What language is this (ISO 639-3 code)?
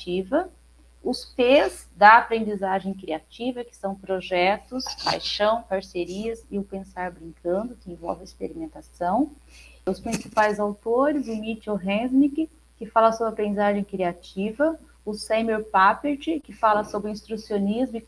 por